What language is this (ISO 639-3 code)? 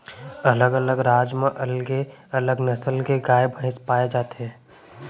hne